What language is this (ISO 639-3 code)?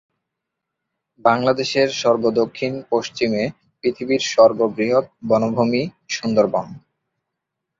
ben